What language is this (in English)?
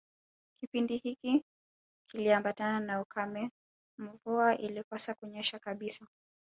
Swahili